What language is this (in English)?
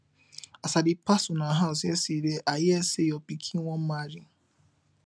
Nigerian Pidgin